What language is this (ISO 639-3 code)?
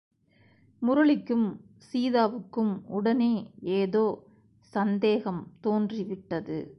tam